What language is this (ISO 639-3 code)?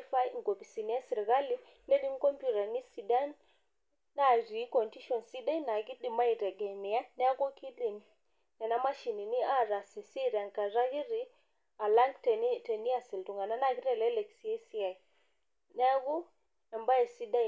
mas